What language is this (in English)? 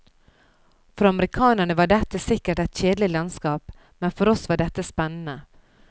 Norwegian